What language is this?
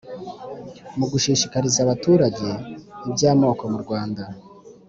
Kinyarwanda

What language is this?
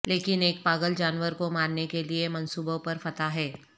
Urdu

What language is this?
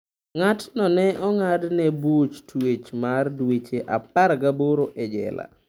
Luo (Kenya and Tanzania)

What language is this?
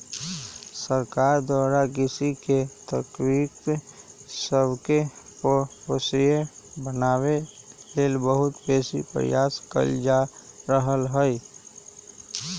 Magahi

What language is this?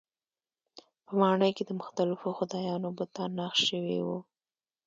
Pashto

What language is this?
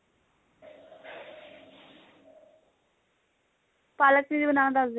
Punjabi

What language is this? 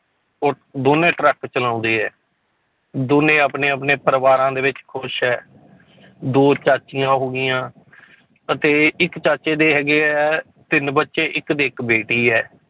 Punjabi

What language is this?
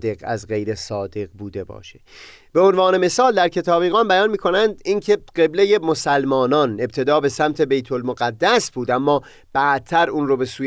Persian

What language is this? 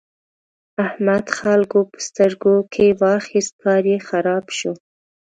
Pashto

